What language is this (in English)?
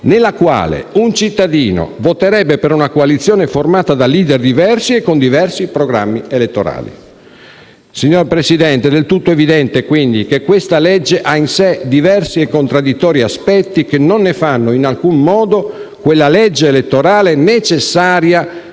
Italian